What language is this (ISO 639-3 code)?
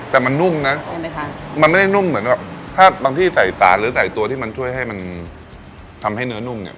tha